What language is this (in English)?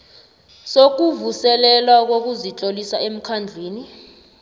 South Ndebele